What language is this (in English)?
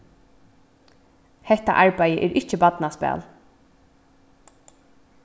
Faroese